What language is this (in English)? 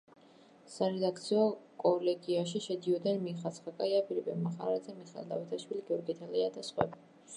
Georgian